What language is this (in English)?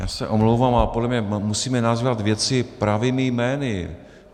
Czech